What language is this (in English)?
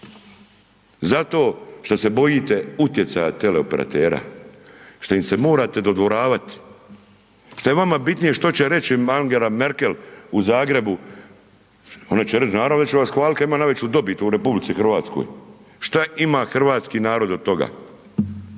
Croatian